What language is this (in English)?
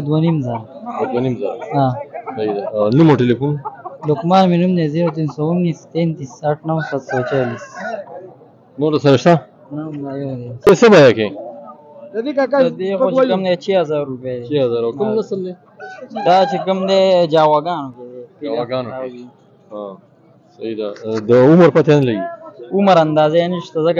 Arabic